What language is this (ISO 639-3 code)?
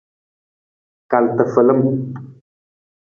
nmz